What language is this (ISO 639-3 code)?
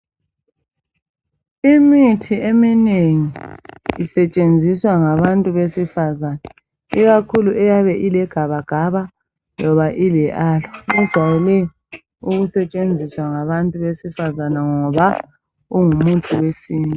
nde